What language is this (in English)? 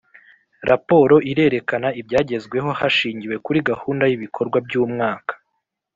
Kinyarwanda